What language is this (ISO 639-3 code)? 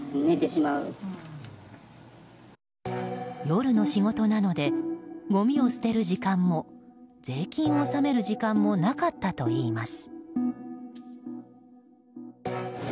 jpn